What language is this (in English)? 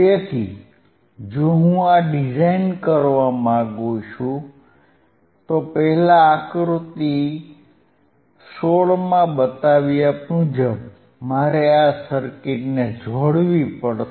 Gujarati